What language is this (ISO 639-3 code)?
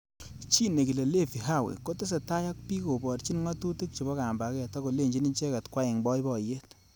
kln